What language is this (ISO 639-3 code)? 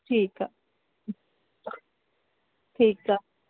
snd